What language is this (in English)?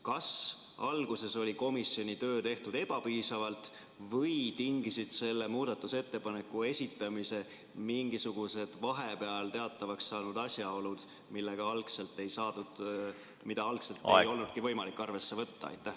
Estonian